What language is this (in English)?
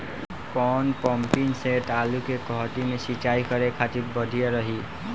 Bhojpuri